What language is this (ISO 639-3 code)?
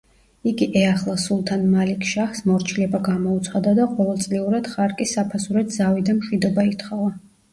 kat